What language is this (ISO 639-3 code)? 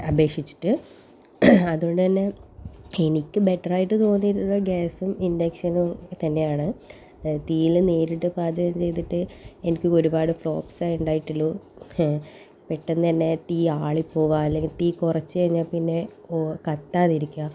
mal